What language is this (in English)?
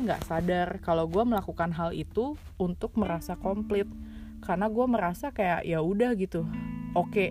Indonesian